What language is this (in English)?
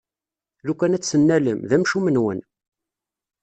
Kabyle